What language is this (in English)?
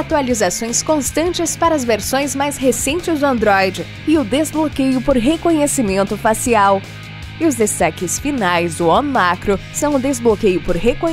Portuguese